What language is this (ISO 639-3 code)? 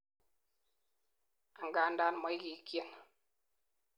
kln